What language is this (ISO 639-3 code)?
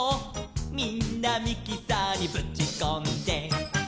jpn